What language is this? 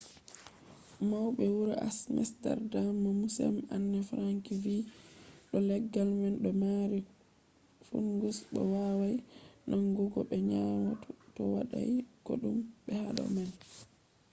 Fula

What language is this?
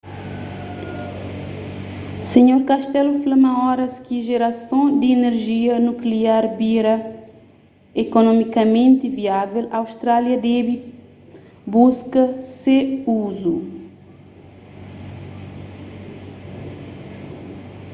Kabuverdianu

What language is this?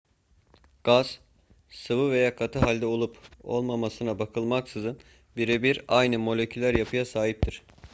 Turkish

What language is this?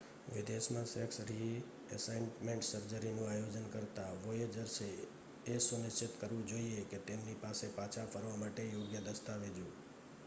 Gujarati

